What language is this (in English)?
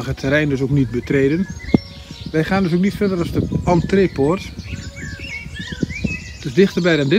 Dutch